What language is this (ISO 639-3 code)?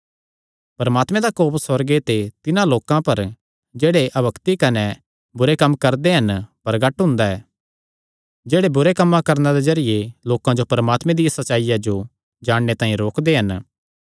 xnr